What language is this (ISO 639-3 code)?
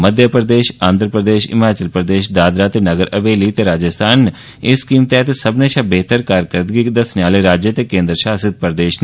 doi